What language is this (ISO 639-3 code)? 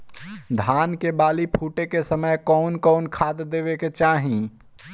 bho